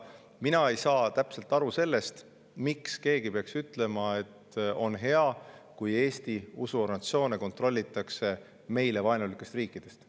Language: Estonian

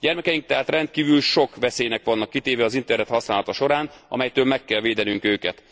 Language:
Hungarian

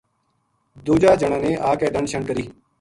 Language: Gujari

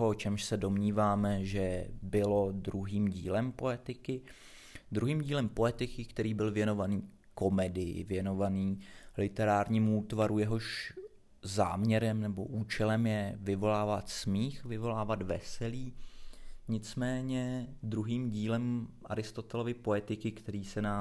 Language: Czech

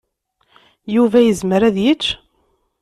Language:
Kabyle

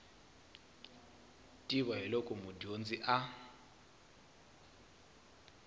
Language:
Tsonga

